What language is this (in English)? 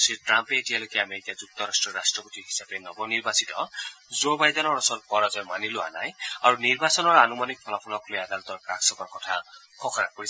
Assamese